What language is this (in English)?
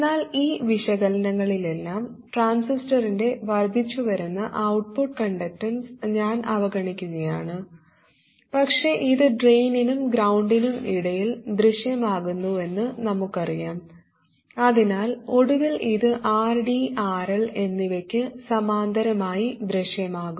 Malayalam